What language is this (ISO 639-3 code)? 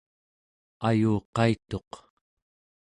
esu